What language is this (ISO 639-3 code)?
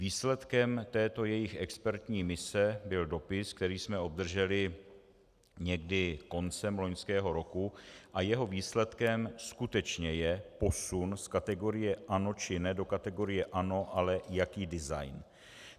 ces